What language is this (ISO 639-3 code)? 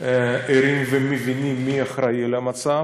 heb